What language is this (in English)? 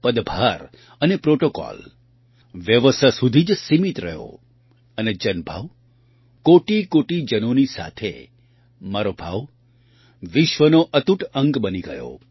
Gujarati